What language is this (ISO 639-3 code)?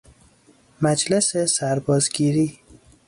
fas